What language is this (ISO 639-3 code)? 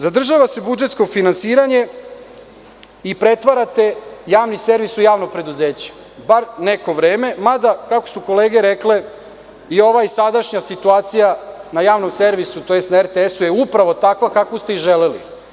srp